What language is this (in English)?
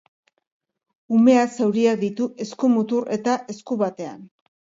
Basque